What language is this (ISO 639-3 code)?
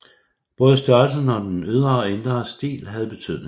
dan